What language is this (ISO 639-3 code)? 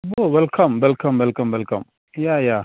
mal